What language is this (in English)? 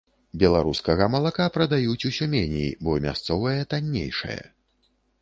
Belarusian